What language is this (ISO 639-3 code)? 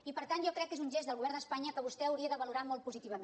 cat